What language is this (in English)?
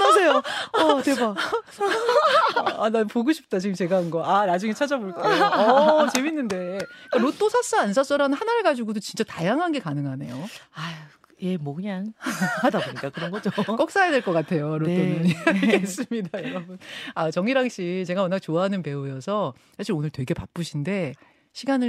Korean